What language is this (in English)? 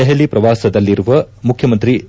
Kannada